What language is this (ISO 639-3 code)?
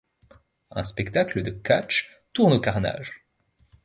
fra